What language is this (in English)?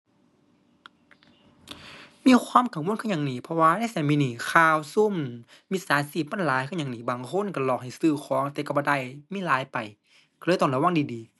Thai